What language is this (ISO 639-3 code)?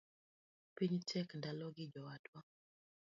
luo